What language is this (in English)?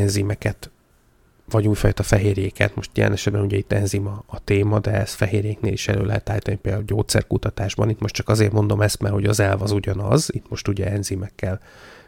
Hungarian